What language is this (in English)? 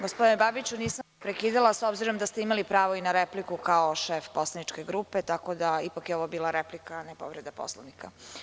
Serbian